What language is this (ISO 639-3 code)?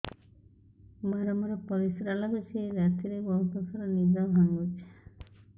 ori